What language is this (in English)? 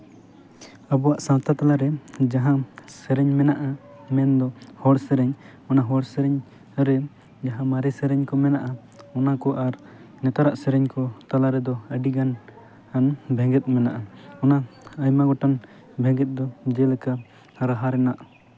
Santali